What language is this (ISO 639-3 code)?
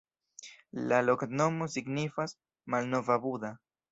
epo